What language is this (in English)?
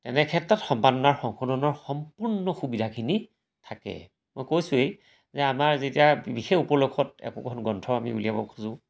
Assamese